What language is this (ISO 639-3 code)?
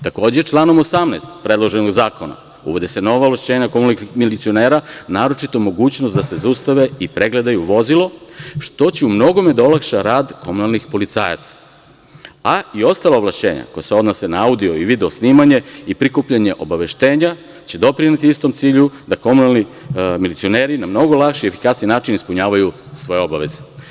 srp